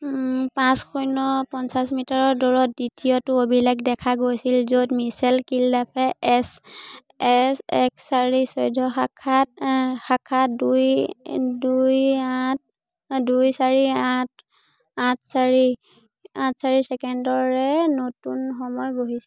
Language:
Assamese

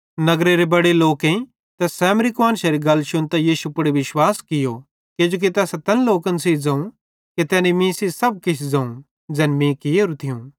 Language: Bhadrawahi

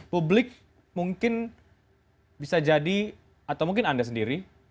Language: Indonesian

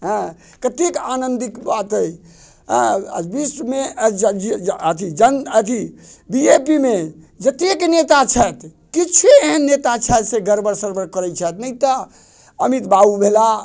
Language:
Maithili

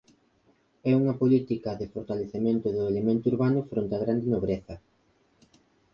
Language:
Galician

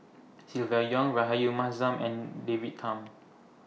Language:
English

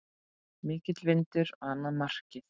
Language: Icelandic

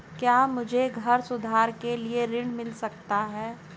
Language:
Hindi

